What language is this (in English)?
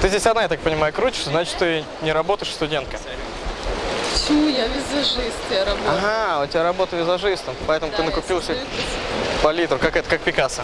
Russian